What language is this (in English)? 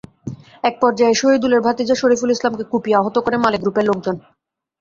Bangla